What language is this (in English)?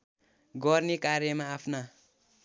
Nepali